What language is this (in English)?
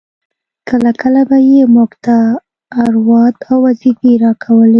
Pashto